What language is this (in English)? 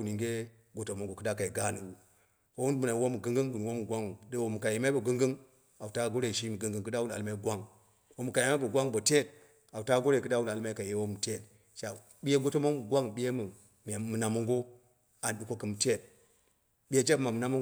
Dera (Nigeria)